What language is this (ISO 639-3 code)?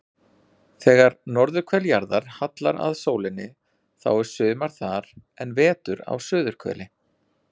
isl